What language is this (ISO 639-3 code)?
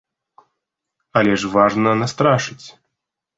bel